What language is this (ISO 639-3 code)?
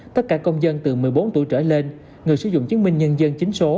vie